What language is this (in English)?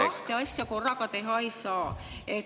Estonian